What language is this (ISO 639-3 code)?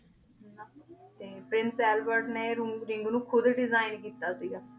pan